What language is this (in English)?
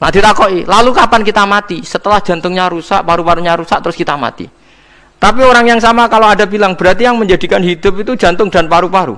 Indonesian